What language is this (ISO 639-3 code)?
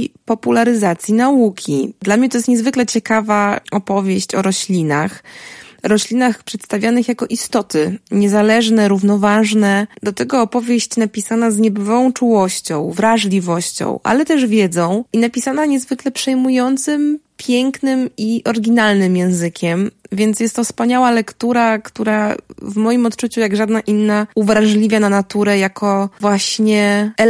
pol